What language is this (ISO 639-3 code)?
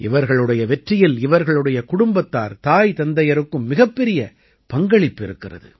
tam